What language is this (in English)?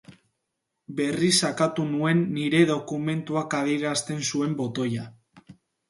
Basque